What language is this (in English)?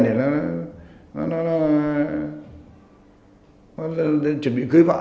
Vietnamese